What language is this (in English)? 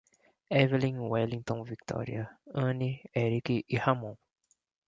Portuguese